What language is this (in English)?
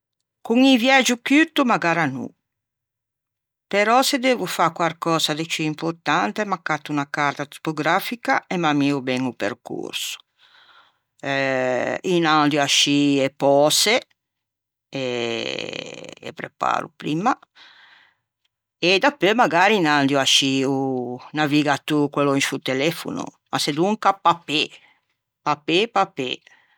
Ligurian